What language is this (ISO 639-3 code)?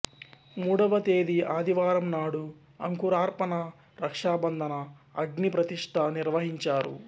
tel